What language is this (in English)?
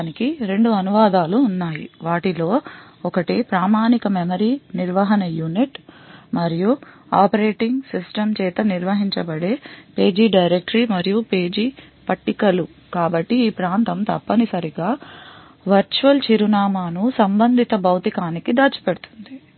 Telugu